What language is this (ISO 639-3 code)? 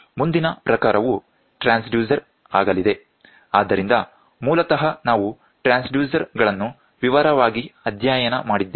kan